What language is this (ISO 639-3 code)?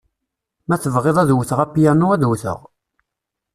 kab